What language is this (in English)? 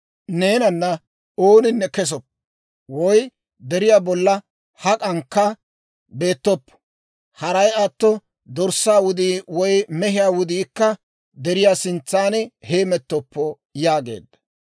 Dawro